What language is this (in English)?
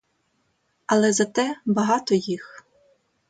Ukrainian